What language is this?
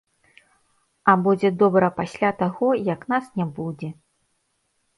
Belarusian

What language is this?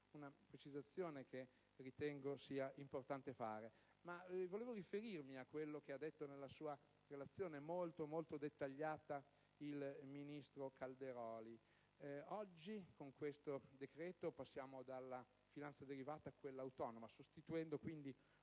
Italian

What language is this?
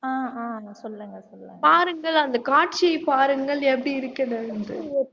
Tamil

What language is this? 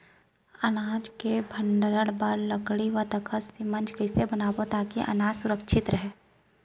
Chhattisgarhi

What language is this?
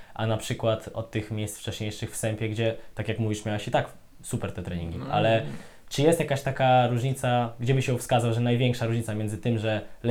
Polish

